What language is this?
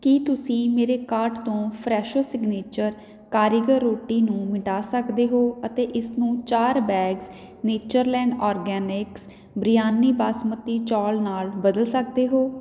Punjabi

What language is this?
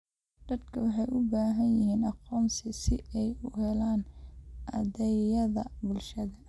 Somali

